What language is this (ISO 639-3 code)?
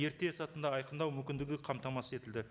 kaz